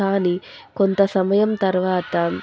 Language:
Telugu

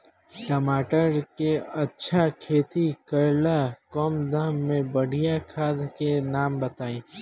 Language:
Bhojpuri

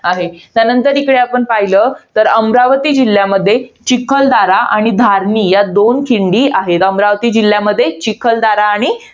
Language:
Marathi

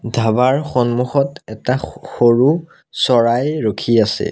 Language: Assamese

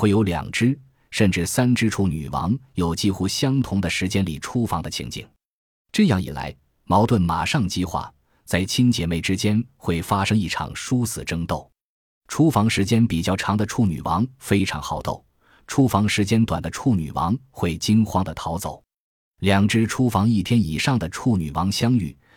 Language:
Chinese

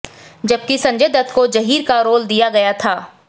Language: Hindi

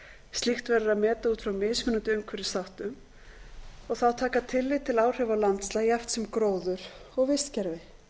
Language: Icelandic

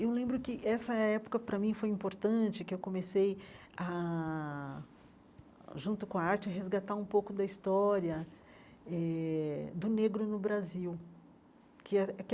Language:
Portuguese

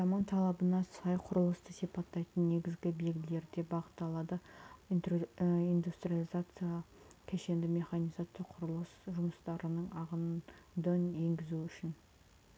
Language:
Kazakh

